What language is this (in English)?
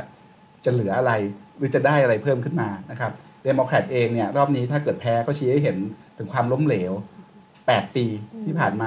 Thai